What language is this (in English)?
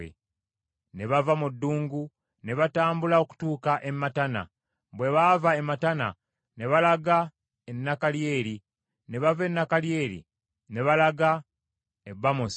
Ganda